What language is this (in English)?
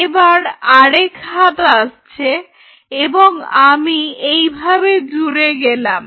Bangla